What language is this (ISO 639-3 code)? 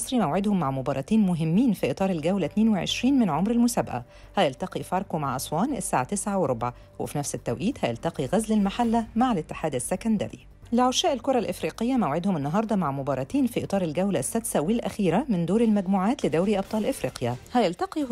ara